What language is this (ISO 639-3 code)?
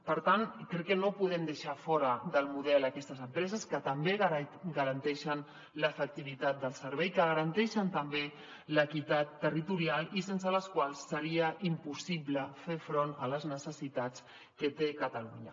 cat